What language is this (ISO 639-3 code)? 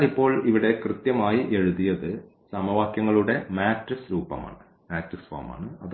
mal